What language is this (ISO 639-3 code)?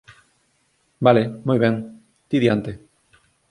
glg